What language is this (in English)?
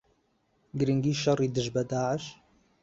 Central Kurdish